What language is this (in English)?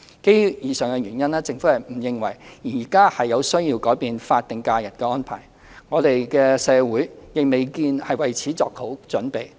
Cantonese